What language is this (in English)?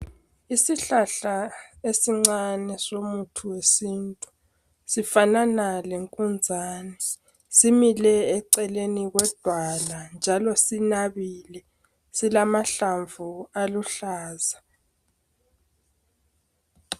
North Ndebele